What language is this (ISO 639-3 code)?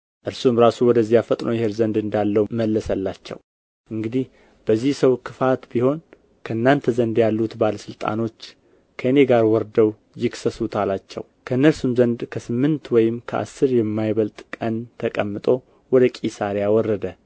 amh